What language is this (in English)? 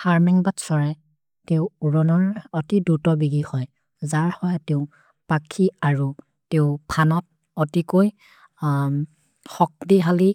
Maria (India)